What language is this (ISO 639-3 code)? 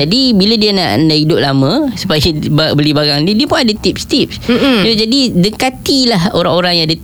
msa